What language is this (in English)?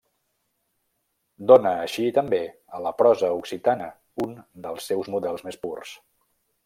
Catalan